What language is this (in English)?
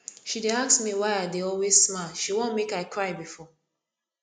Nigerian Pidgin